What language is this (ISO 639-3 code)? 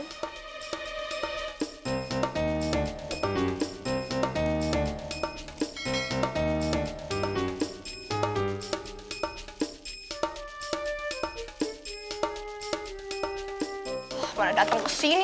ind